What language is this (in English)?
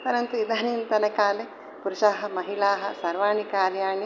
Sanskrit